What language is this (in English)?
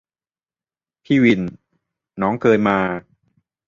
Thai